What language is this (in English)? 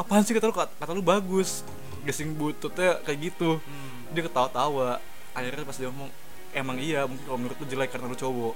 Indonesian